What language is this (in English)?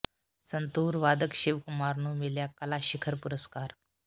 Punjabi